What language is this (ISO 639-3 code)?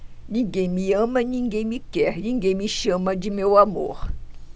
por